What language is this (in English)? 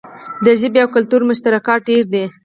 Pashto